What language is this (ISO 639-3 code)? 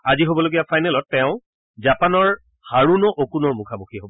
asm